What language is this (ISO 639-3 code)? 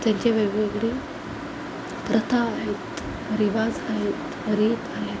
mar